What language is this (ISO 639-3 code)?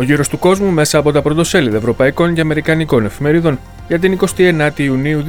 ell